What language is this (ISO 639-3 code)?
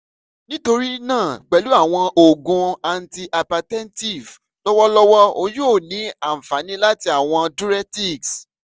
yor